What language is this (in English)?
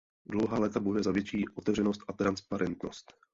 Czech